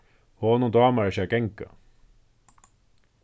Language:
Faroese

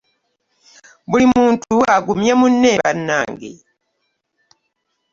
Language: Ganda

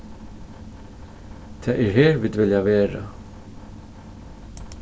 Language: Faroese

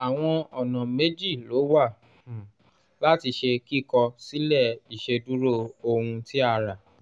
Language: Yoruba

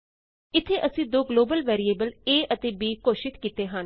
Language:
Punjabi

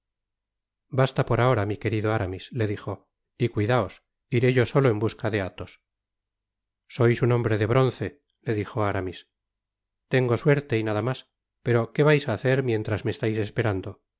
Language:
Spanish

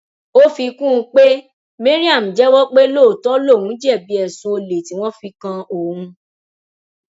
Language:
Yoruba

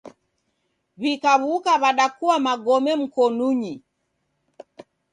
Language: Taita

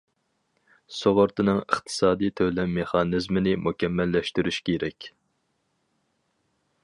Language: Uyghur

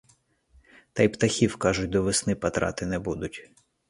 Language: Ukrainian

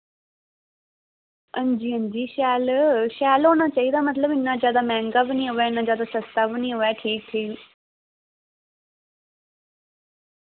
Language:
Dogri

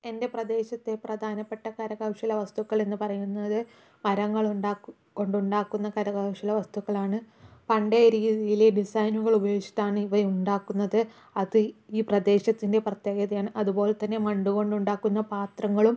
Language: Malayalam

